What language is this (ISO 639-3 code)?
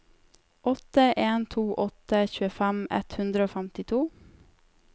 nor